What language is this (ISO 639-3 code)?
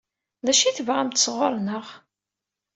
kab